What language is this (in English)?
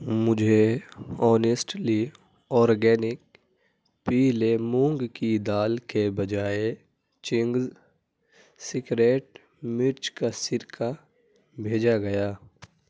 Urdu